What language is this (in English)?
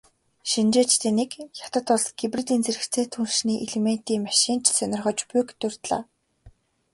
Mongolian